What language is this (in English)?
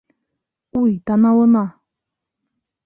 Bashkir